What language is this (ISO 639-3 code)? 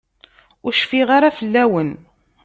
kab